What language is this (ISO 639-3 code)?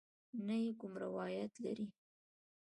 pus